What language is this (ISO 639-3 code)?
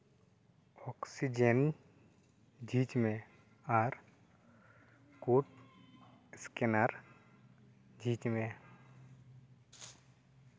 sat